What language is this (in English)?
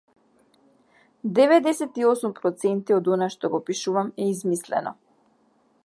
Macedonian